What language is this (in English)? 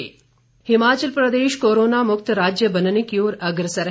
Hindi